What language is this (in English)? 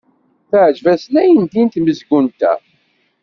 Kabyle